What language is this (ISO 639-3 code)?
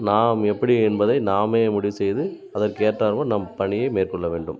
tam